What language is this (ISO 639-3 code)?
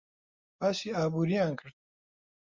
ckb